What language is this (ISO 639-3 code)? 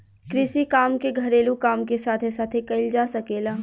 bho